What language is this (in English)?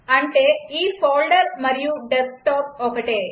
Telugu